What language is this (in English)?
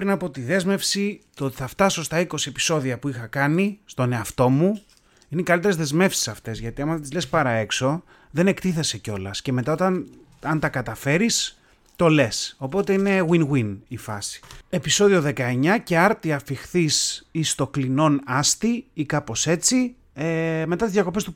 Greek